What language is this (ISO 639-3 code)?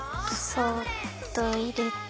jpn